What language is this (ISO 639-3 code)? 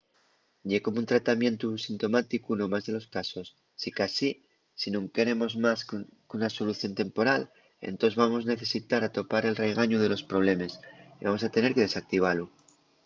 ast